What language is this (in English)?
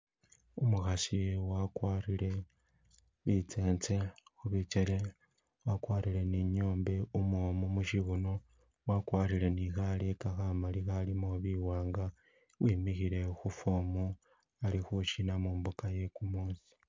Masaaba